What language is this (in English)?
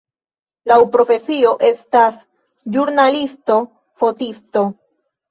Esperanto